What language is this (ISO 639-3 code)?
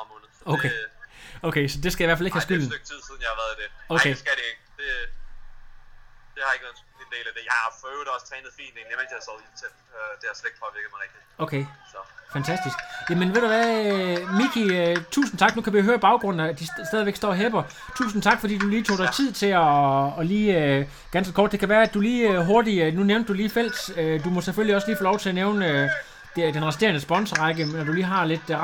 dan